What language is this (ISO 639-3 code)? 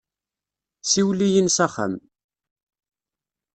kab